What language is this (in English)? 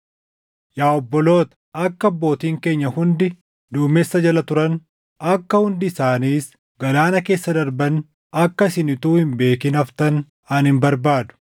Oromo